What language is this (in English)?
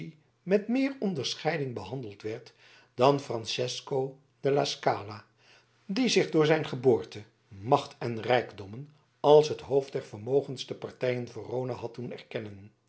Dutch